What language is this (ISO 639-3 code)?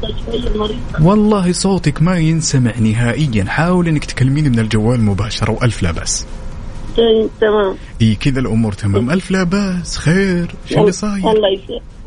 ara